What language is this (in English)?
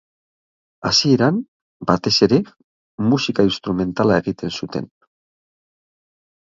Basque